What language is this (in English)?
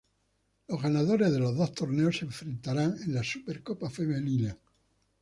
Spanish